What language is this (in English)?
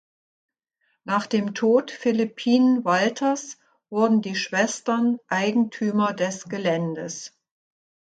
German